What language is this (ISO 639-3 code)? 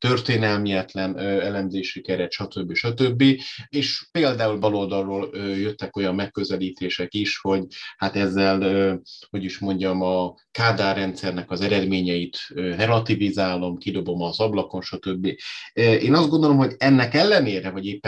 hun